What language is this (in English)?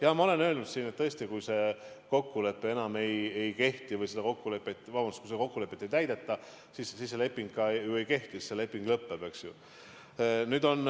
Estonian